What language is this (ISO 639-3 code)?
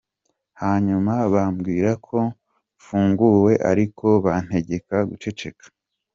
kin